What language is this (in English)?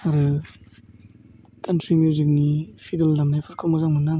Bodo